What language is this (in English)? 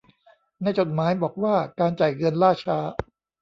Thai